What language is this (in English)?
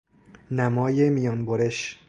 Persian